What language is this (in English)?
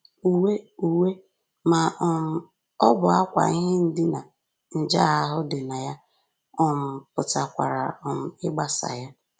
Igbo